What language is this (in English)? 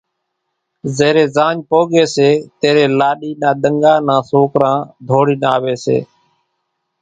Kachi Koli